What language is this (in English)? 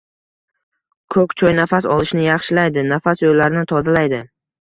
Uzbek